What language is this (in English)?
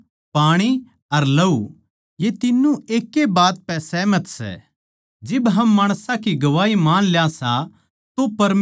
Haryanvi